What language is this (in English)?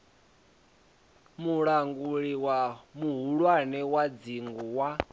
Venda